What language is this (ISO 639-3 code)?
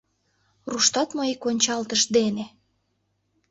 chm